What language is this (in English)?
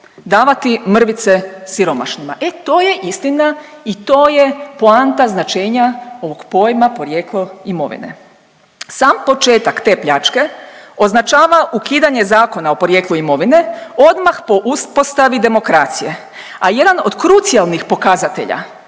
Croatian